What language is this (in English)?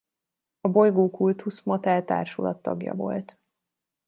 Hungarian